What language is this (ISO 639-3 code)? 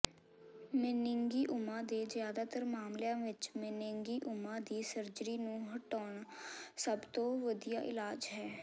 pan